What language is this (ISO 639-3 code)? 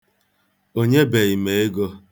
ibo